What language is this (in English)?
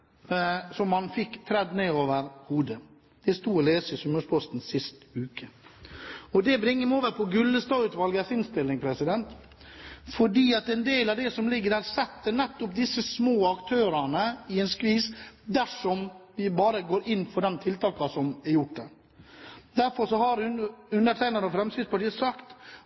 Norwegian Bokmål